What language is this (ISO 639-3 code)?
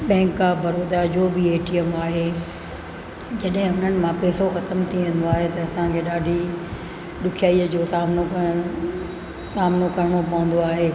snd